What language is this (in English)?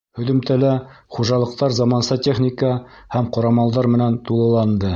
Bashkir